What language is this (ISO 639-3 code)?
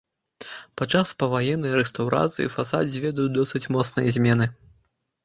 bel